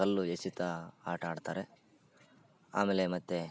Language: Kannada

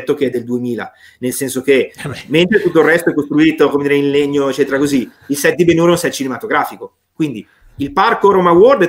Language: Italian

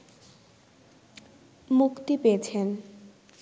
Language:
Bangla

